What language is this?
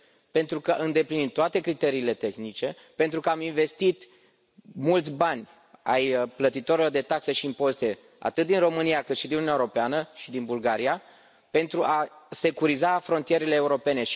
Romanian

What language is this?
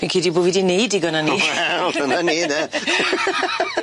Welsh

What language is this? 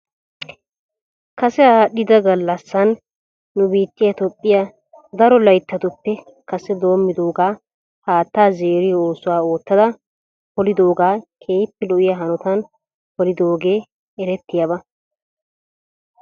Wolaytta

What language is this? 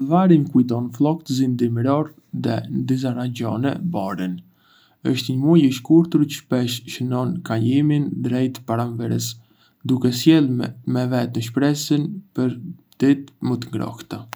Arbëreshë Albanian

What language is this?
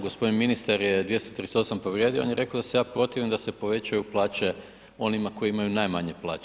Croatian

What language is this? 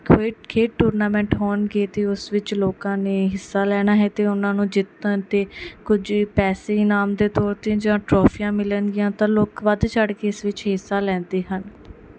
Punjabi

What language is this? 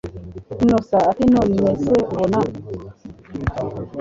Kinyarwanda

